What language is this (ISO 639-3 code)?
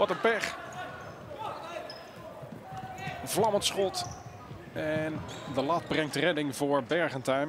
nld